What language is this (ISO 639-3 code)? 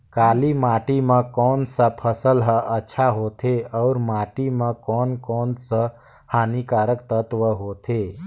hne